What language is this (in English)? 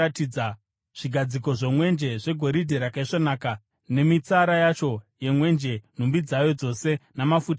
Shona